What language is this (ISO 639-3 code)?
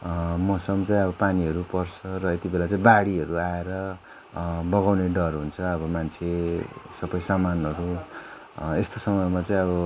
nep